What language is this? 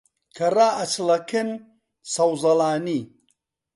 Central Kurdish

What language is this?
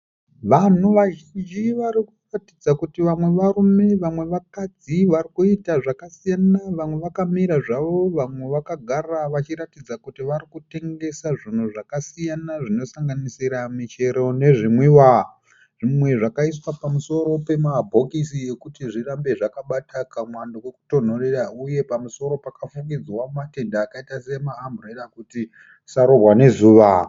Shona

